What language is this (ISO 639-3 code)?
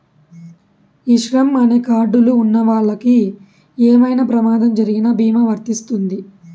tel